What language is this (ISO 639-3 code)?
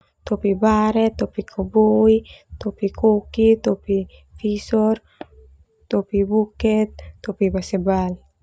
twu